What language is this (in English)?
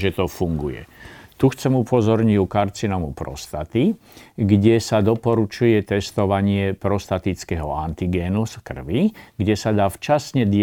Slovak